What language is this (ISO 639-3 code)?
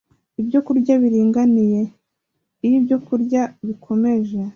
kin